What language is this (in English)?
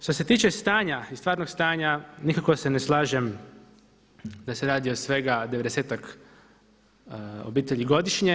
Croatian